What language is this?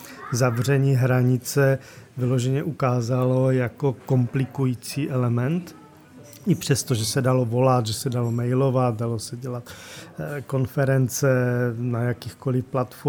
Czech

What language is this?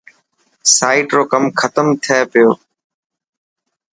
Dhatki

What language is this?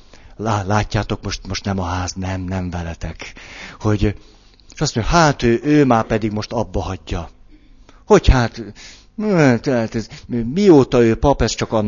Hungarian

